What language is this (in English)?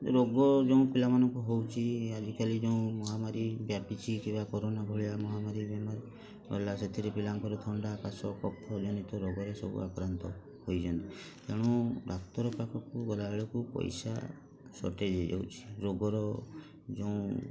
Odia